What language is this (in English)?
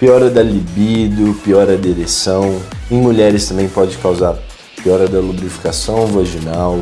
Portuguese